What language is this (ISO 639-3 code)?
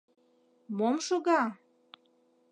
chm